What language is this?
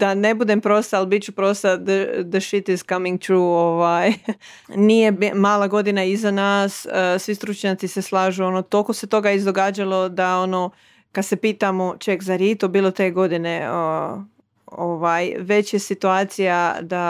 Croatian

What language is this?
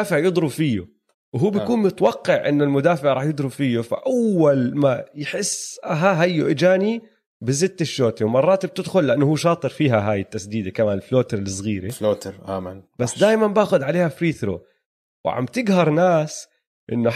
Arabic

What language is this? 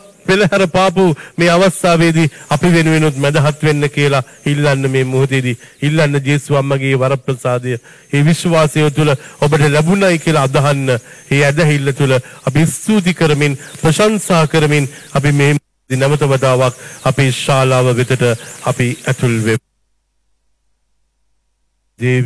Arabic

